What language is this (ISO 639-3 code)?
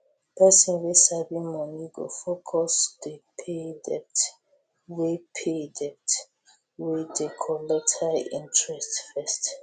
pcm